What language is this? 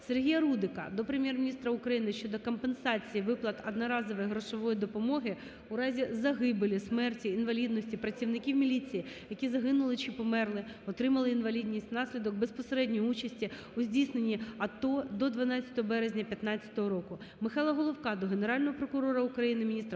Ukrainian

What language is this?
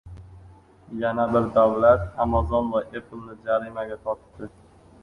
Uzbek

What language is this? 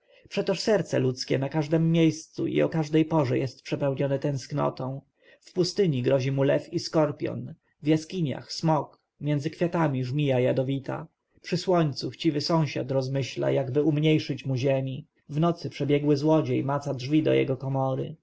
Polish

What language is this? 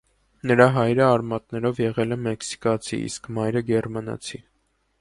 Armenian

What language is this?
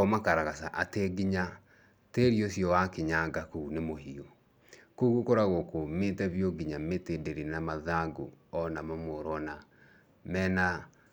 Kikuyu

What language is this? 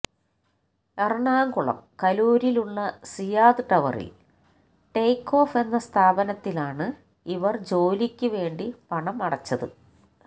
Malayalam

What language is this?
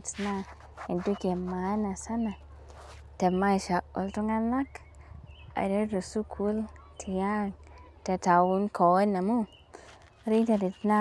Masai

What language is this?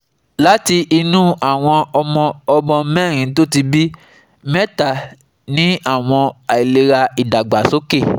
Yoruba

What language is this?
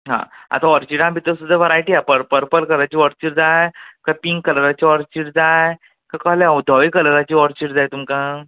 Konkani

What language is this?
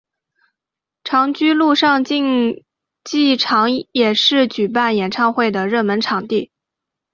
Chinese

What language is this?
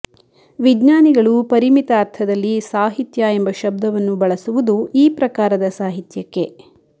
Kannada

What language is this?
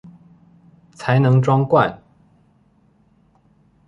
Chinese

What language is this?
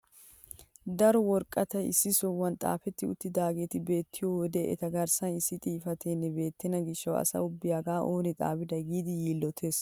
Wolaytta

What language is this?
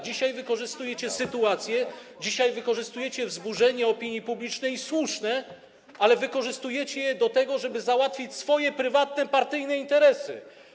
Polish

